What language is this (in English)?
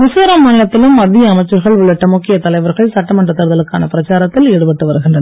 Tamil